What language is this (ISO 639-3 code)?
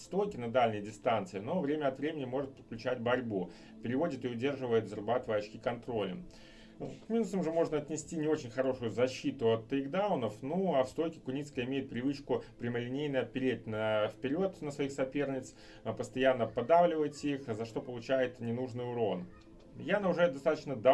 rus